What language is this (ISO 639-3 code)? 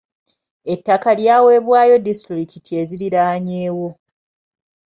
lug